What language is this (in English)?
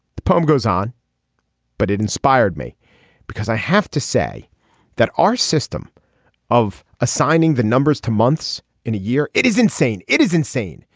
English